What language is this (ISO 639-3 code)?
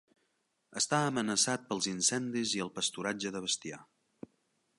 cat